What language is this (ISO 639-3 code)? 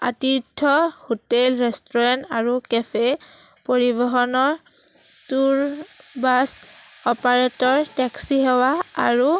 asm